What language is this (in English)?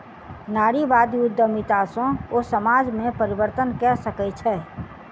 Maithili